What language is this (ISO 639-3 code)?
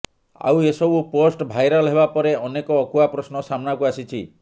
ori